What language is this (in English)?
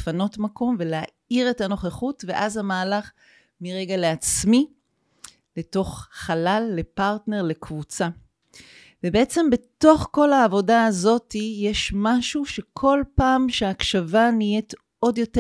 Hebrew